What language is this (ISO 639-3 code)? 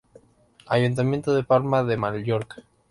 spa